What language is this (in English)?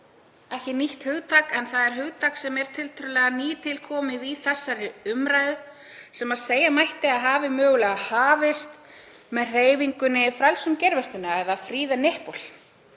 Icelandic